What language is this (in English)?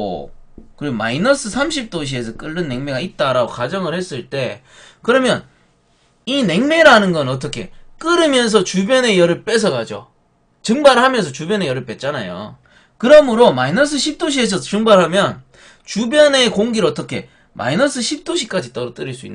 Korean